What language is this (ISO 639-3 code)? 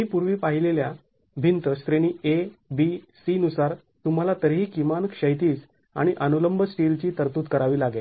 mar